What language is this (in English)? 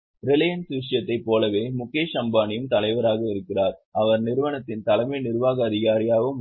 Tamil